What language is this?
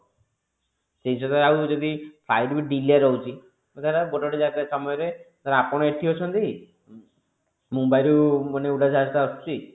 Odia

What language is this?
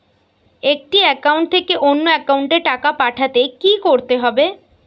Bangla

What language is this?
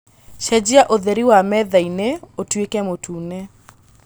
Kikuyu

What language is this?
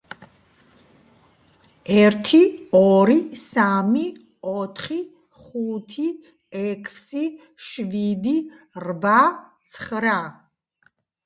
Georgian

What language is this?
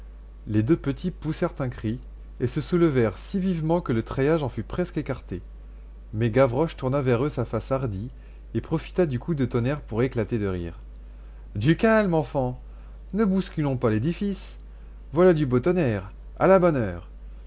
French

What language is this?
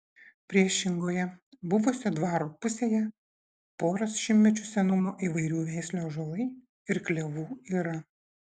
Lithuanian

